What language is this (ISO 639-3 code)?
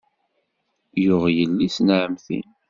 kab